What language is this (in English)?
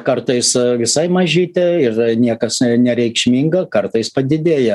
Lithuanian